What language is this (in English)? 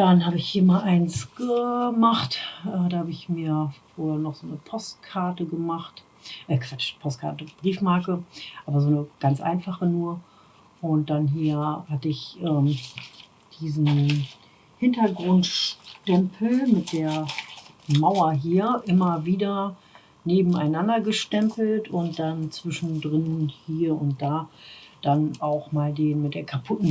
German